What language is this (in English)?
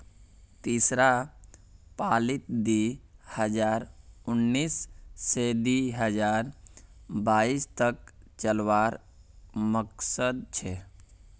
Magahi